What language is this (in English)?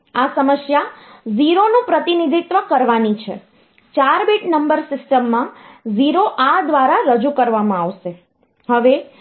Gujarati